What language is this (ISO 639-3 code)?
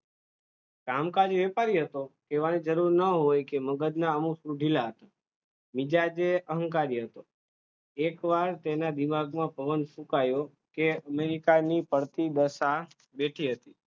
guj